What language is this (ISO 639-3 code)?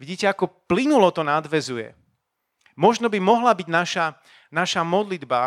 slk